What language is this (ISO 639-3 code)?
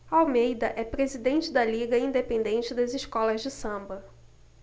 por